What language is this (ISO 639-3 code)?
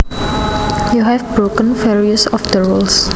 jav